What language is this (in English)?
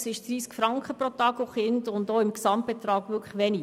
Swiss German